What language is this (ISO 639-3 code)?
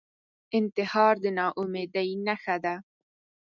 pus